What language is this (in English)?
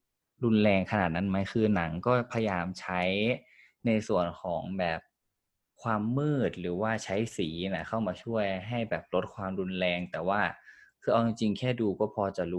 Thai